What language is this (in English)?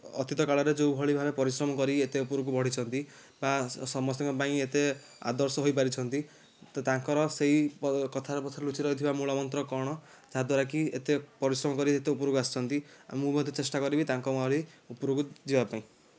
Odia